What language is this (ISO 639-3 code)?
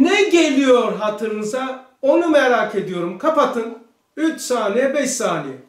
tur